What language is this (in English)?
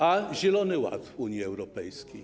Polish